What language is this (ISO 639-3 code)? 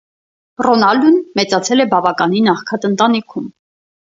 hye